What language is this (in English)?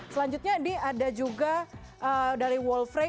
Indonesian